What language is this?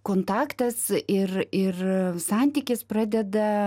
Lithuanian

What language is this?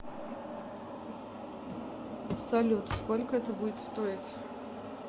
Russian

